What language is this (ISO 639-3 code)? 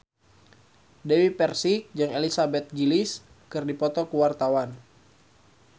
sun